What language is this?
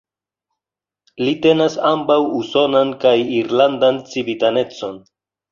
Esperanto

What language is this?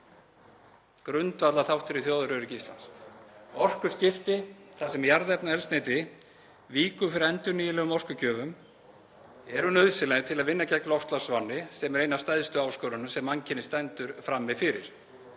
Icelandic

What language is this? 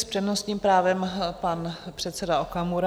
Czech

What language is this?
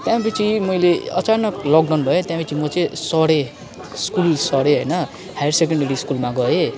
Nepali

